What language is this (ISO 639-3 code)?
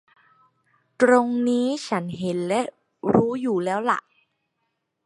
tha